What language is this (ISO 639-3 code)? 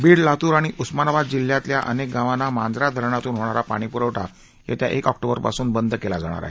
mar